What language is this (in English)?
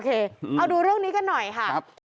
Thai